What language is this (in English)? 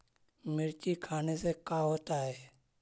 Magahi